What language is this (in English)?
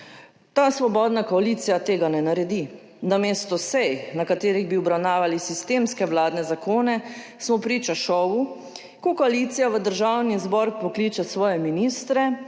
Slovenian